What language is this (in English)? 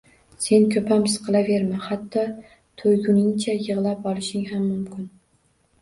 Uzbek